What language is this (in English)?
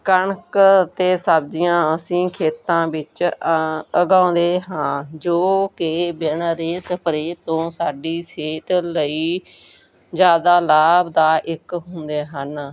Punjabi